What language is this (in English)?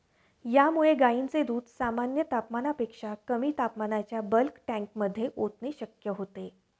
Marathi